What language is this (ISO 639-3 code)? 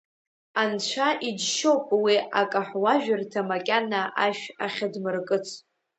abk